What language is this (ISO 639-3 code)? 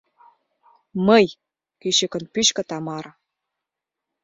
chm